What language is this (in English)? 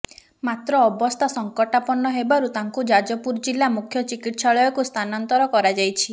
Odia